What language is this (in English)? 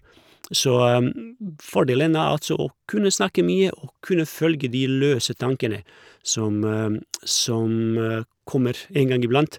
Norwegian